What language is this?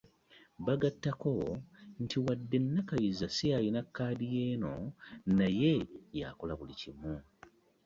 Ganda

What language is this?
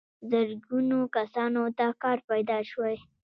Pashto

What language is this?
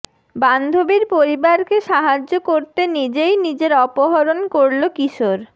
Bangla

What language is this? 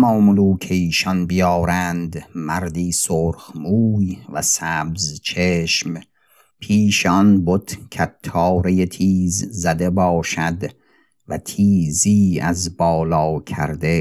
Persian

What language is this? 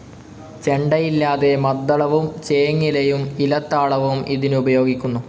Malayalam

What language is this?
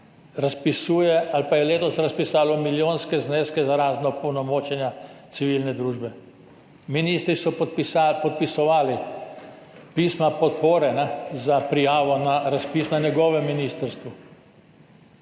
Slovenian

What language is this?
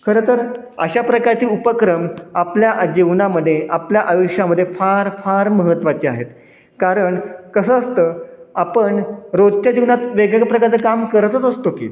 Marathi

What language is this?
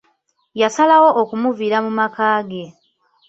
Ganda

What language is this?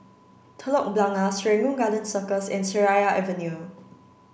English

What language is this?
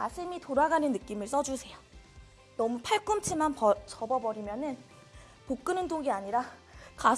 Korean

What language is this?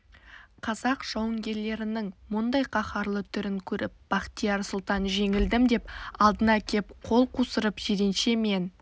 Kazakh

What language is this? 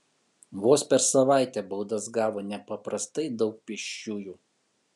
Lithuanian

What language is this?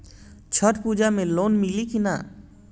Bhojpuri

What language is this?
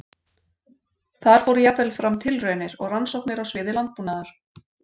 Icelandic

